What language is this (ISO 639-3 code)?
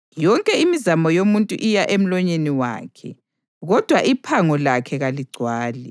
nde